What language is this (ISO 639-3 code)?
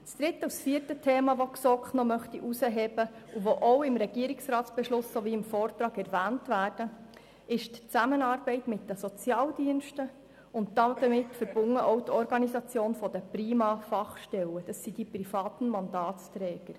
gsw